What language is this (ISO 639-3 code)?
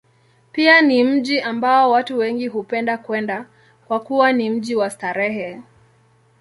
swa